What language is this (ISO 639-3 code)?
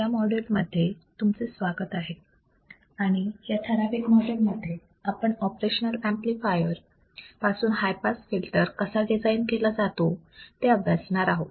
mar